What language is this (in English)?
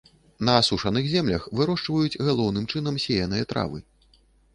Belarusian